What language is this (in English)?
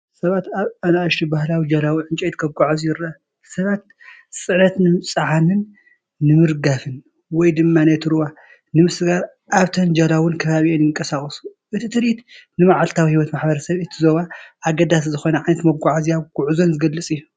Tigrinya